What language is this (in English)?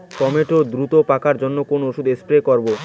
Bangla